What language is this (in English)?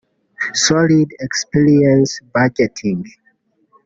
Kinyarwanda